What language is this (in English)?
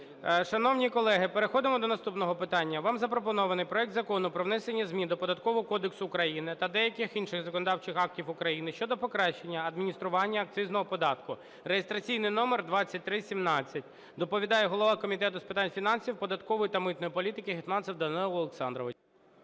Ukrainian